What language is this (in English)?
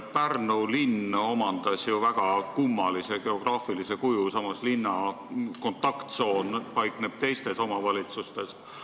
Estonian